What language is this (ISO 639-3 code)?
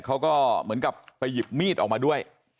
tha